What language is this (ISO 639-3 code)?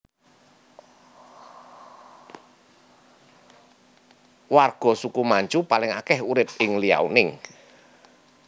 jav